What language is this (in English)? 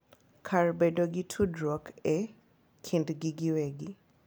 Luo (Kenya and Tanzania)